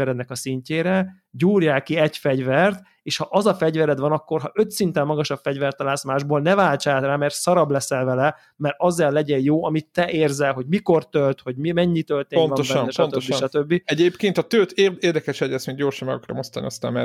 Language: Hungarian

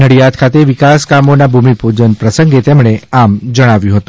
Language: Gujarati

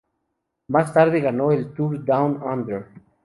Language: Spanish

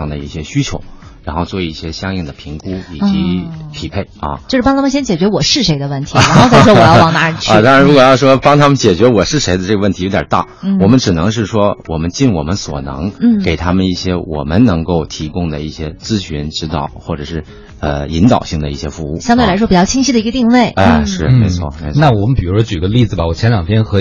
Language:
Chinese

